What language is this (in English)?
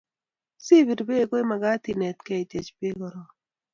Kalenjin